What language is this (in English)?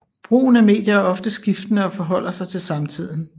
Danish